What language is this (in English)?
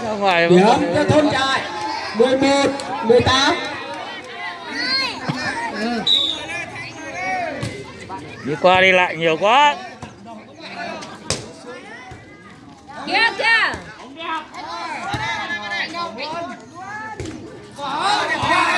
Vietnamese